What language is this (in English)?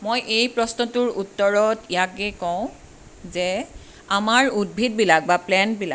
Assamese